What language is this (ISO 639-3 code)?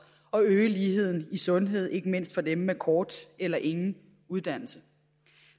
dan